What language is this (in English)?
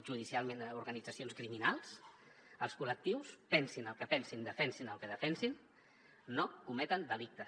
Catalan